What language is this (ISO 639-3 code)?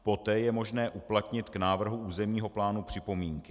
ces